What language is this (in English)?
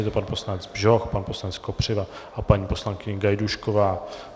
Czech